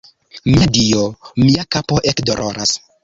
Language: Esperanto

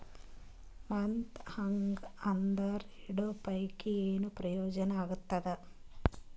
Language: Kannada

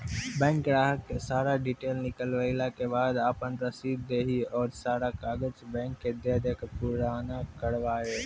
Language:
Maithili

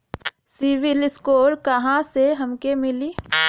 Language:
Bhojpuri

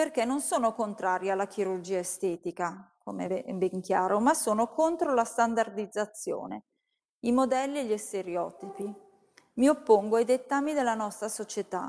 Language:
Italian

